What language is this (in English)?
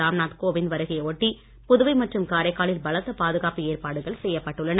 Tamil